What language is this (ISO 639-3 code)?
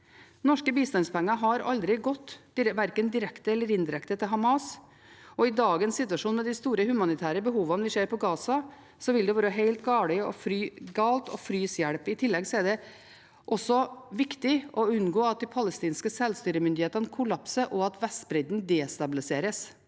nor